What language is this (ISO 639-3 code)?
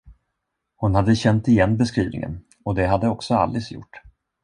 swe